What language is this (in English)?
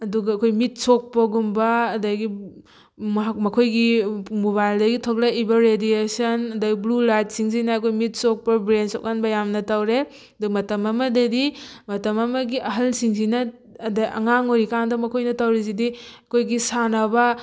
Manipuri